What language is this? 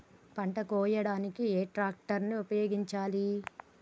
Telugu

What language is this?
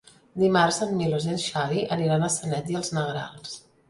Catalan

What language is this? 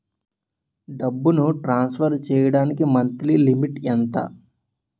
Telugu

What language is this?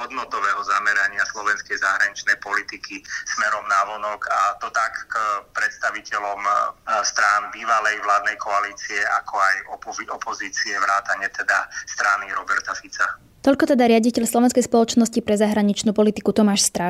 Slovak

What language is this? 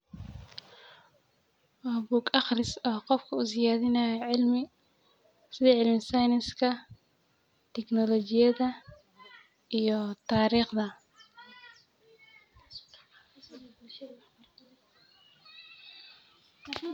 Somali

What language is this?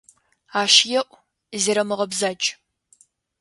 Adyghe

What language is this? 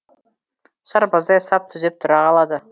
Kazakh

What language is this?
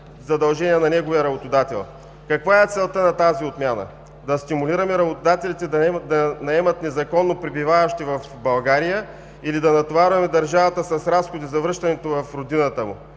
Bulgarian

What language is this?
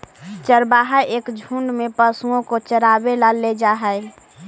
Magahi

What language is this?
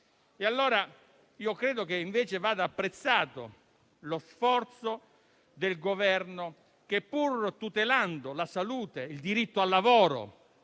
Italian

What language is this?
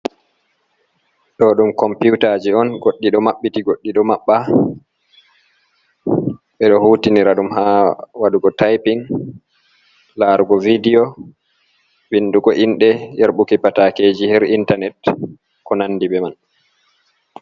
Fula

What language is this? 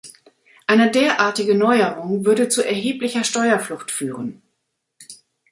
German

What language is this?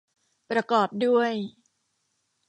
Thai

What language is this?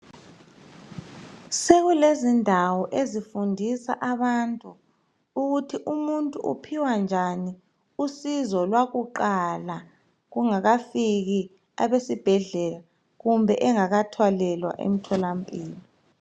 North Ndebele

